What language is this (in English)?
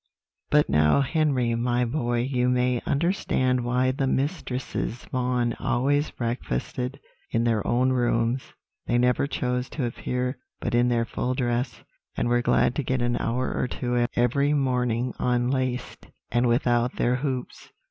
English